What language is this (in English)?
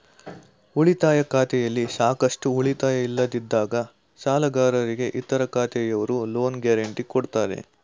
Kannada